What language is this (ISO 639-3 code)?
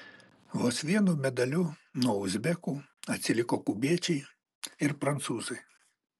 lit